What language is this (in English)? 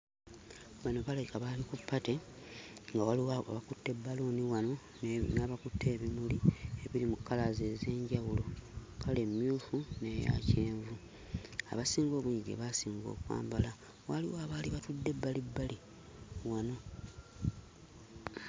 Ganda